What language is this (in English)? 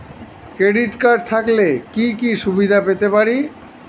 Bangla